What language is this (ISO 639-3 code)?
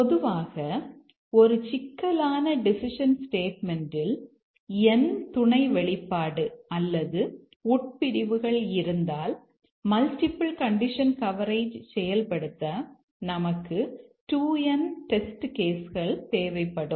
tam